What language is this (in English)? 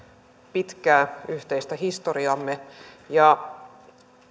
Finnish